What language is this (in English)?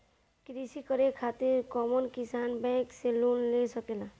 Bhojpuri